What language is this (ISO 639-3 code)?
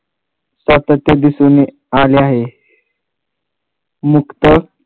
mar